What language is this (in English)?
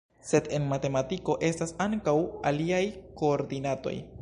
Esperanto